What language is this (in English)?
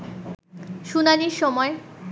Bangla